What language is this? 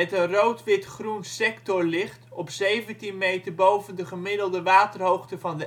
Dutch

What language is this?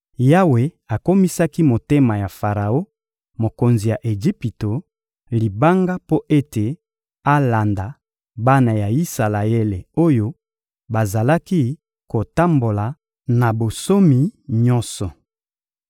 Lingala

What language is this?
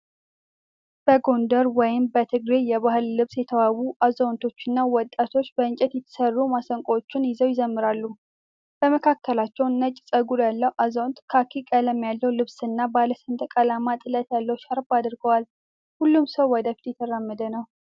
Amharic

